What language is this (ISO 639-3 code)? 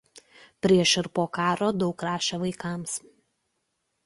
lit